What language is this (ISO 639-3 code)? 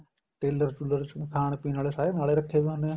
pan